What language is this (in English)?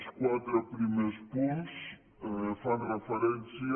Catalan